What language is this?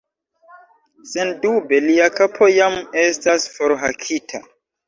Esperanto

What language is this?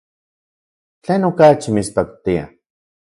Central Puebla Nahuatl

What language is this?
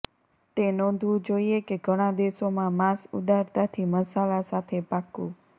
Gujarati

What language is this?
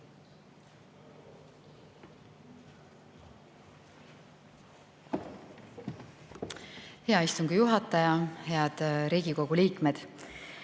Estonian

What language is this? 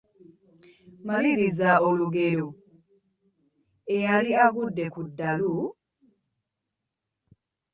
Ganda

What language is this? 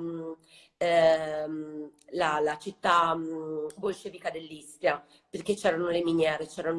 Italian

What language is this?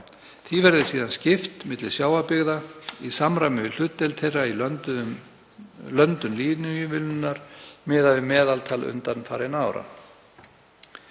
Icelandic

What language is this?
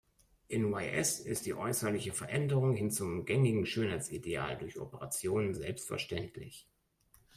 German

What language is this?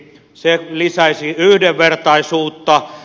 Finnish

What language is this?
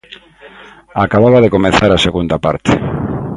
Galician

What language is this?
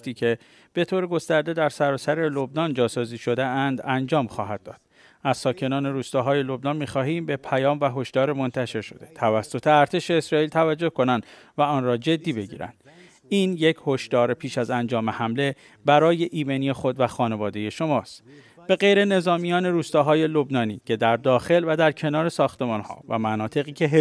Persian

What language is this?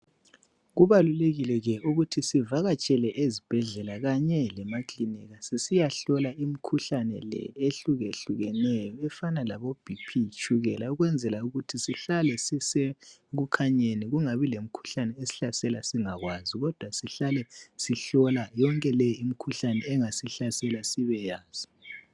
North Ndebele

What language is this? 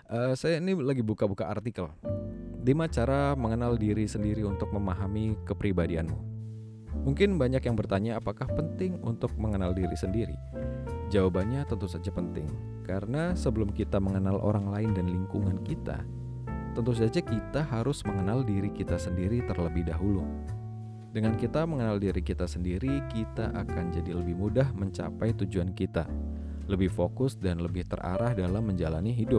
Indonesian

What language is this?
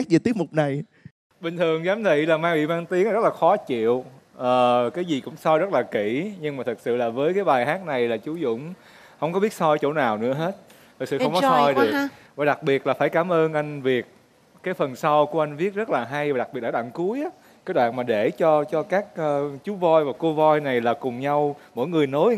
Vietnamese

